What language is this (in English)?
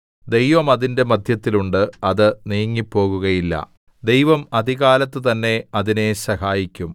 Malayalam